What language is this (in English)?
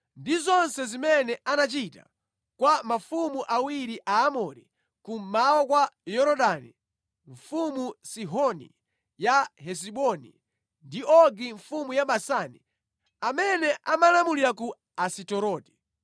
Nyanja